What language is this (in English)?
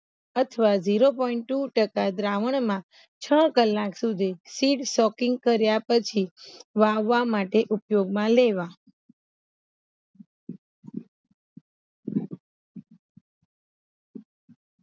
Gujarati